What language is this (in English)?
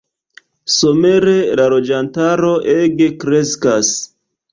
Esperanto